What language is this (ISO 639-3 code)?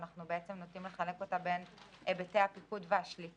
heb